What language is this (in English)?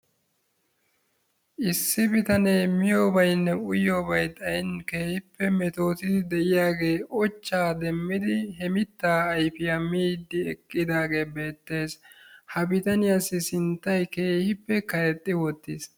Wolaytta